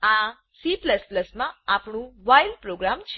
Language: Gujarati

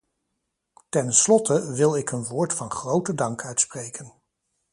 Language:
Dutch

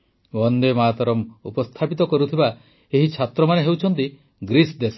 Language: Odia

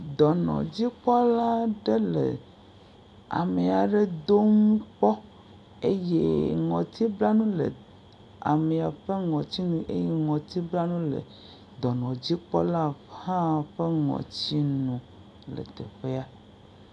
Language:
Ewe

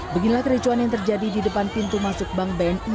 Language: Indonesian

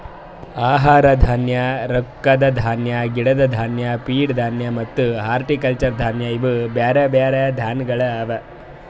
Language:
Kannada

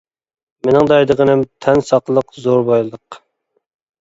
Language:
Uyghur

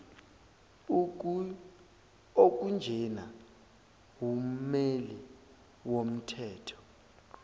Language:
Zulu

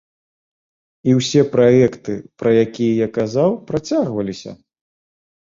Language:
Belarusian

